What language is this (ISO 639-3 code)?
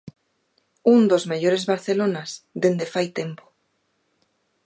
glg